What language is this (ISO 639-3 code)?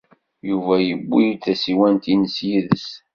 kab